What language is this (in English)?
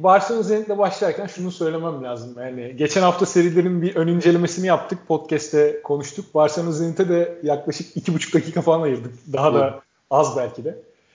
Turkish